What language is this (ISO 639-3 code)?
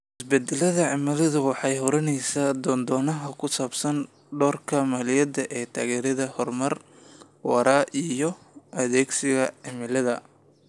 som